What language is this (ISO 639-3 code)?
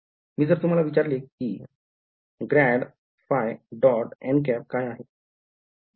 mar